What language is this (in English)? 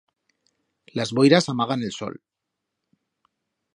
Aragonese